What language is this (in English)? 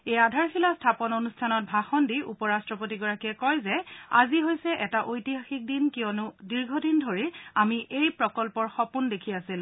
Assamese